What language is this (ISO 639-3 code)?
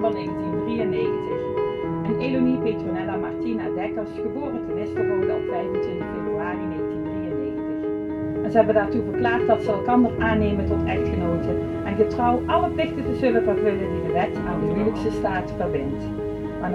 nld